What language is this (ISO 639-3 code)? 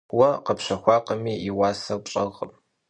kbd